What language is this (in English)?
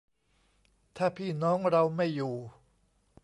Thai